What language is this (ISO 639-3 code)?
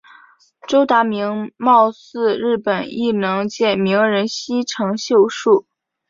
zho